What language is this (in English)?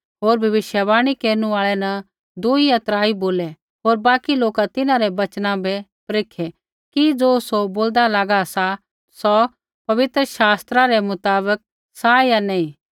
Kullu Pahari